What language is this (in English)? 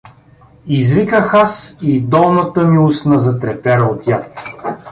Bulgarian